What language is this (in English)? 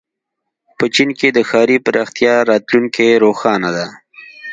Pashto